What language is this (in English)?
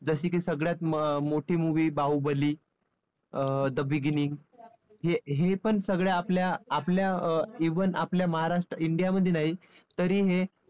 Marathi